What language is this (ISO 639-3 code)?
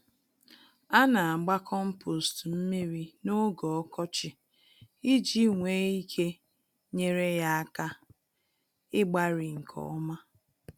ibo